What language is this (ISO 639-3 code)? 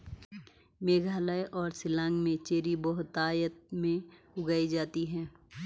hin